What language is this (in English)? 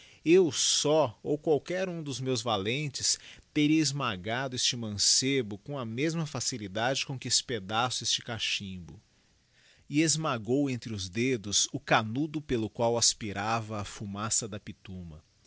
Portuguese